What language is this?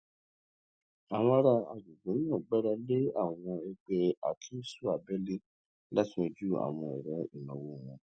Yoruba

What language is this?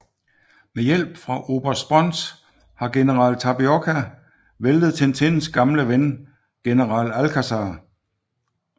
Danish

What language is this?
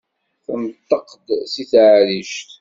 Kabyle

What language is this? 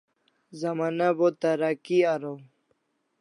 Kalasha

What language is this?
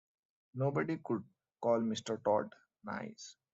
English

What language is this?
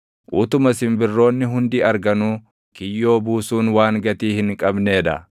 Oromo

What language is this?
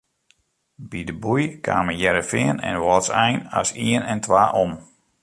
Western Frisian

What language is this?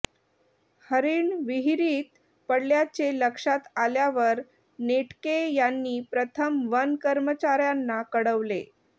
Marathi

